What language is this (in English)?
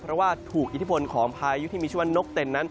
Thai